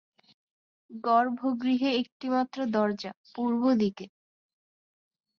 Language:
Bangla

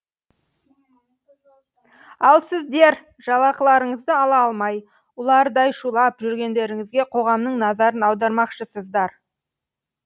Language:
Kazakh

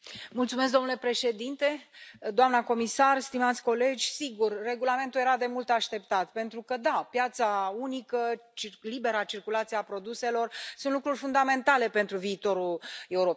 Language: Romanian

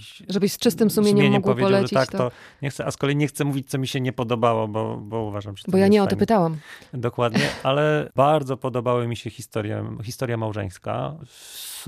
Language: Polish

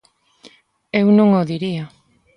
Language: Galician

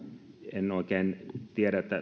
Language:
Finnish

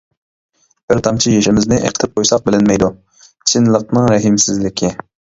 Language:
Uyghur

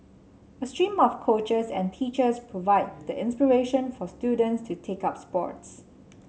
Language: English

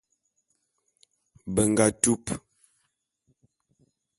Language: Bulu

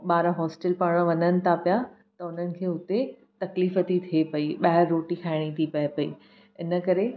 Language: Sindhi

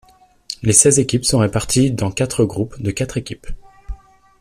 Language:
French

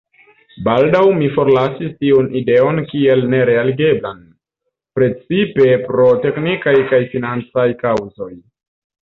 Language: Esperanto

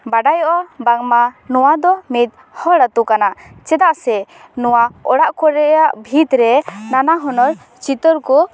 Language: Santali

